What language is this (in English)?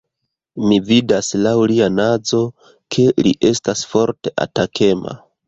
Esperanto